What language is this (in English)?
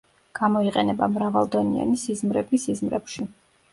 Georgian